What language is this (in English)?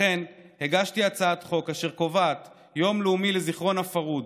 Hebrew